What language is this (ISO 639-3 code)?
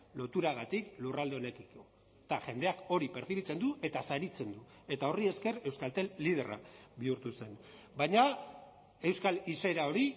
eus